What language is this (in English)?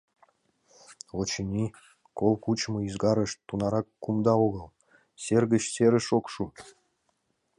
Mari